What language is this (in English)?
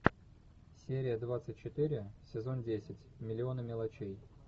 Russian